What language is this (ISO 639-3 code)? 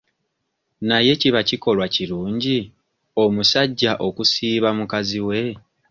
lug